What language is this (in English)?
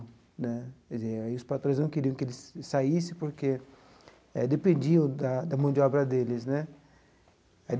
Portuguese